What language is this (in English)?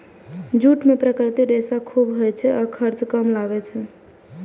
Maithili